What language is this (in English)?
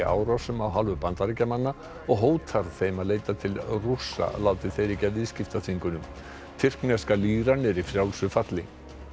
Icelandic